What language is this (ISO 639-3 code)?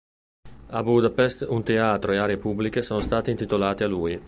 ita